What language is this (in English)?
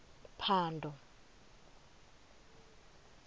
Venda